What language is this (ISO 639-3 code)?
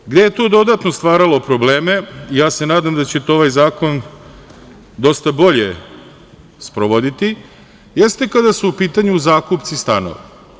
srp